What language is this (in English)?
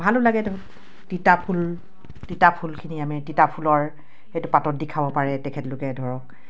Assamese